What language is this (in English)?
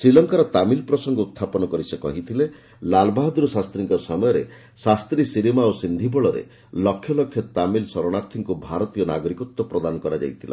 Odia